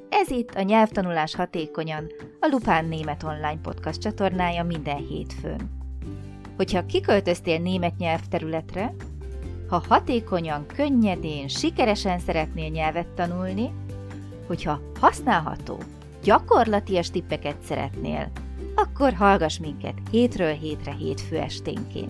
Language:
Hungarian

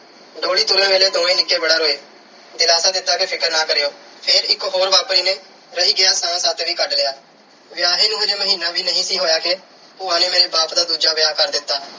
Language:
Punjabi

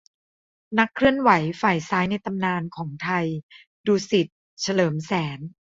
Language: Thai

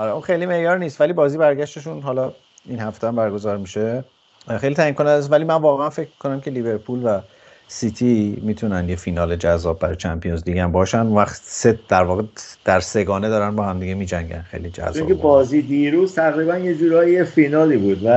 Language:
Persian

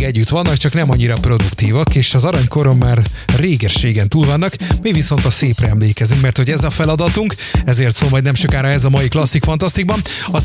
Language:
Hungarian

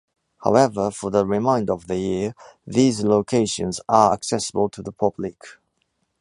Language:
English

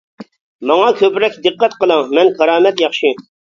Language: Uyghur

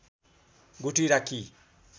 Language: Nepali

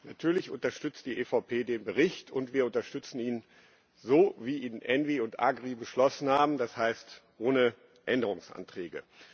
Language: German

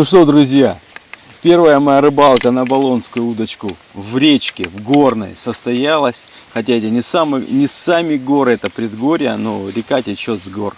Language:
Russian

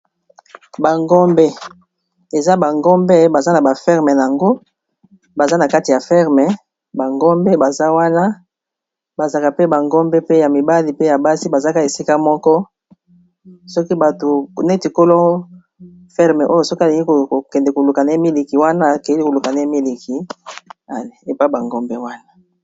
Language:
Lingala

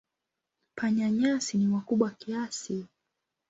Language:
Swahili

